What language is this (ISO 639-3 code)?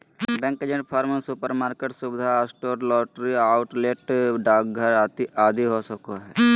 mag